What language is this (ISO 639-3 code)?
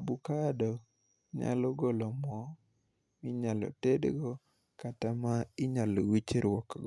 luo